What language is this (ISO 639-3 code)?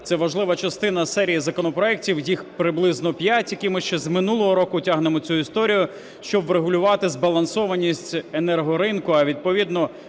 ukr